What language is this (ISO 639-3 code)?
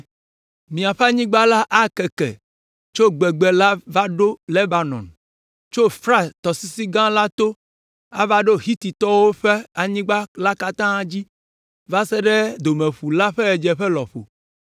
ewe